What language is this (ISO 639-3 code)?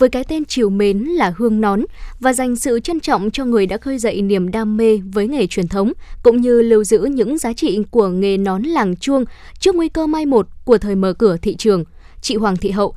vie